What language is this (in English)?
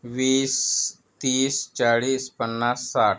Marathi